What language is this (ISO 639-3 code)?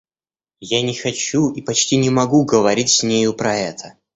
rus